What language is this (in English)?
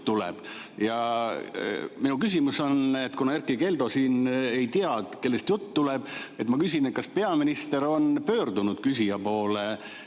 Estonian